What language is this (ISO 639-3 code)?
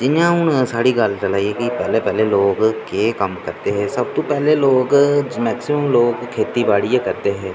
doi